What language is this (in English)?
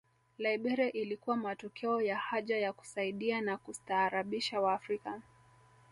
Swahili